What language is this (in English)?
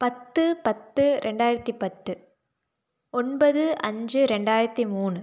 Tamil